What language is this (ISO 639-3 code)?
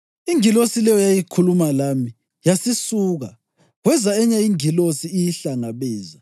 nde